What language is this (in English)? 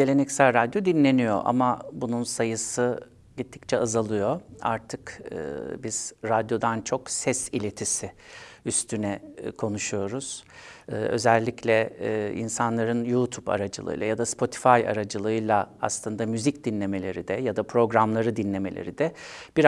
Turkish